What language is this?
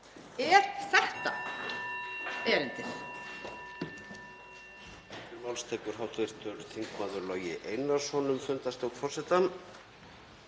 Icelandic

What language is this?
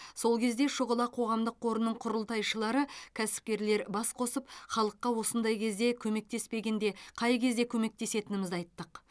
Kazakh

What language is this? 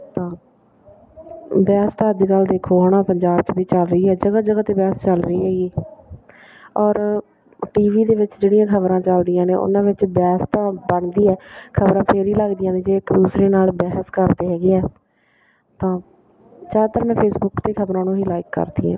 Punjabi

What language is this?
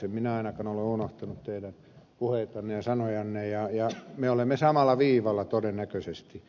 Finnish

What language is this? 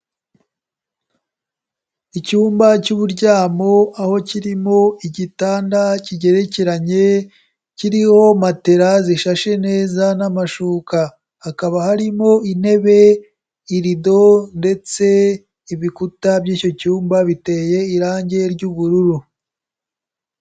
Kinyarwanda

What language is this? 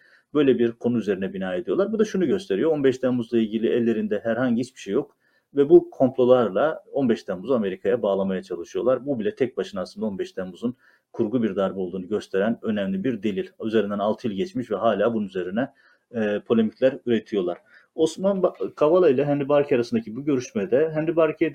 Turkish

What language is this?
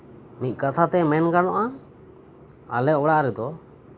Santali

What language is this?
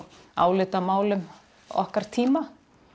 Icelandic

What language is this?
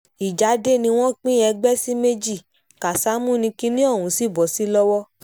Yoruba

